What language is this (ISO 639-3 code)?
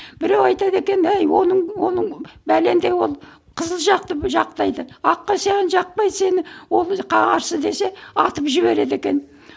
kaz